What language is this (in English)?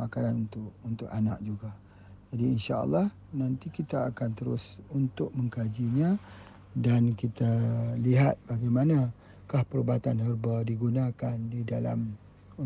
Malay